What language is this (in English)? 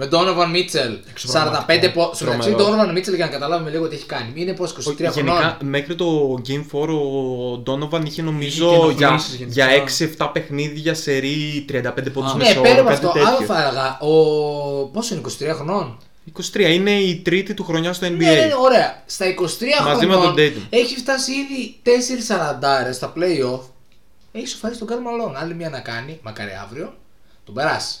Greek